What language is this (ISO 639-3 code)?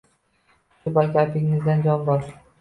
uzb